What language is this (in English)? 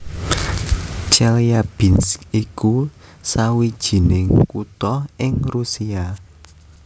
Javanese